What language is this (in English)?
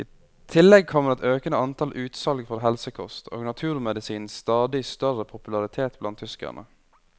Norwegian